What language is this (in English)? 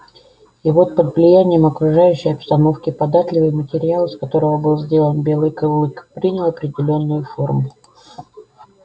Russian